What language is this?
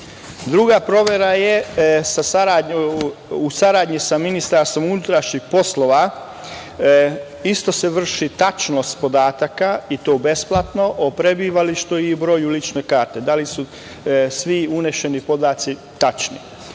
Serbian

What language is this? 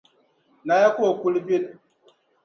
Dagbani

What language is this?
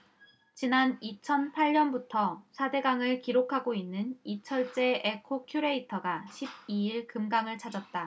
Korean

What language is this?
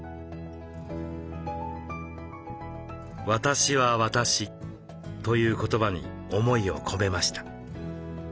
Japanese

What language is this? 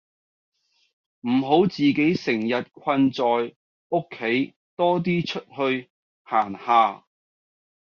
Cantonese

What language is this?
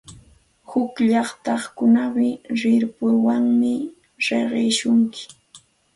Santa Ana de Tusi Pasco Quechua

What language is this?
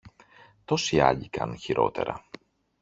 Greek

